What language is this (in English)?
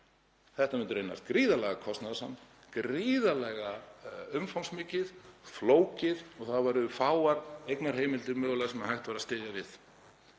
Icelandic